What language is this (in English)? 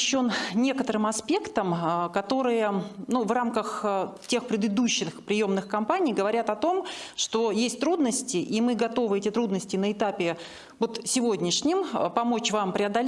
Russian